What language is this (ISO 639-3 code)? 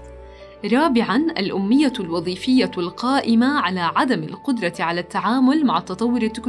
ara